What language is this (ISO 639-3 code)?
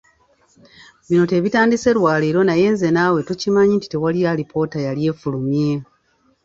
lug